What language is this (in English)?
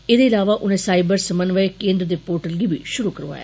Dogri